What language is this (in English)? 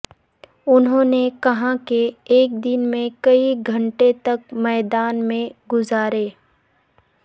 Urdu